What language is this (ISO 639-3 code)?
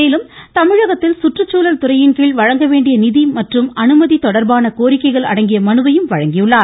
tam